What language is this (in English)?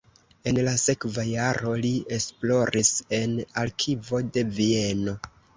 Esperanto